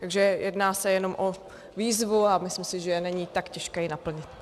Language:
Czech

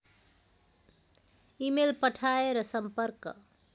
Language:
Nepali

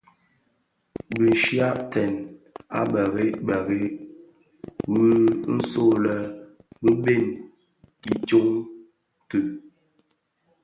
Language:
Bafia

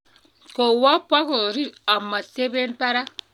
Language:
Kalenjin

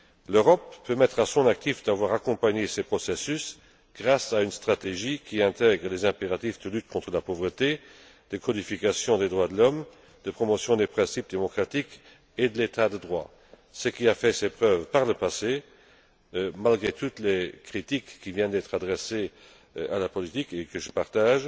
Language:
French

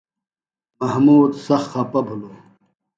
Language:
Phalura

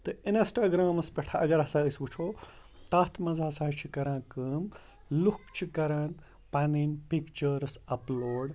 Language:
Kashmiri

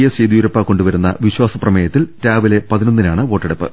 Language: Malayalam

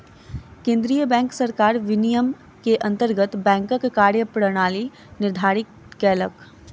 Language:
Maithili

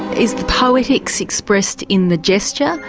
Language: English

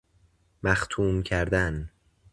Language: Persian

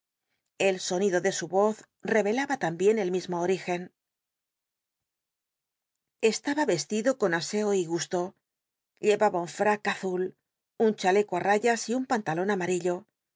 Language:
Spanish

